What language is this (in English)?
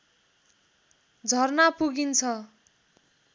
Nepali